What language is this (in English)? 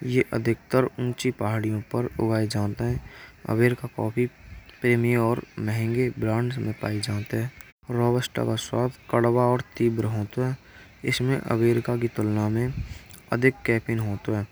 Braj